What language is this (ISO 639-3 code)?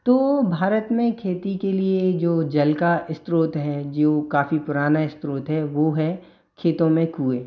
hin